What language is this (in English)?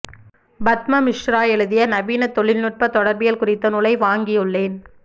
Tamil